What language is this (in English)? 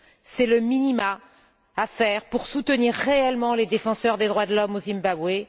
French